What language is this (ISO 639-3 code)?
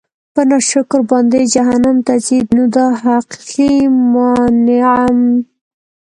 pus